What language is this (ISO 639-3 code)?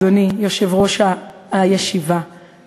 heb